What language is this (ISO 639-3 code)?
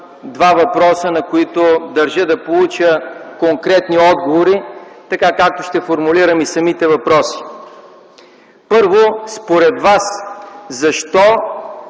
bul